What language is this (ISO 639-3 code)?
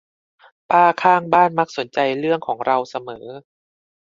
tha